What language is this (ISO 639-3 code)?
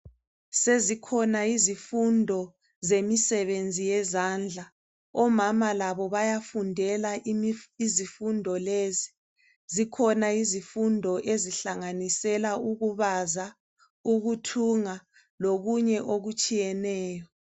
nde